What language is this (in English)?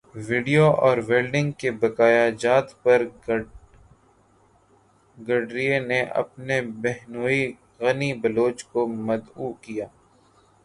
Urdu